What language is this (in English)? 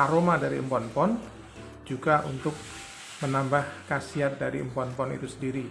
Indonesian